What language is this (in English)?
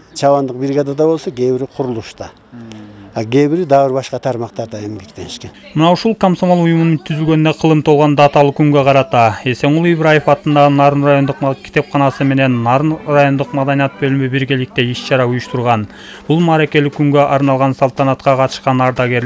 Turkish